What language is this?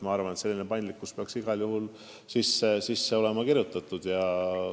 Estonian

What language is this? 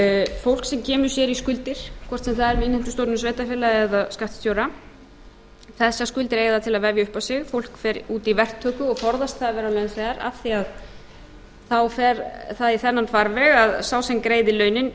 Icelandic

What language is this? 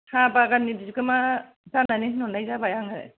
Bodo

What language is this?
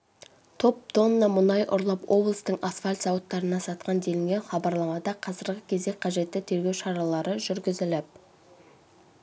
Kazakh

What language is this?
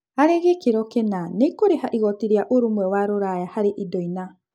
Kikuyu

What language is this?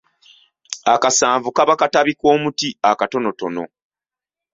Ganda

